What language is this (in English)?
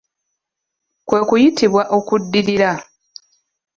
Ganda